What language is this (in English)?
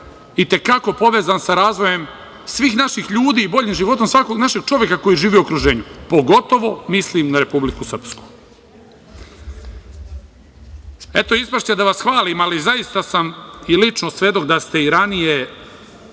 Serbian